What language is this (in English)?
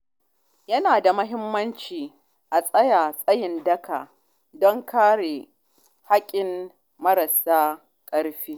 Hausa